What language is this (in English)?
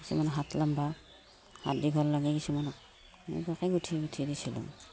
Assamese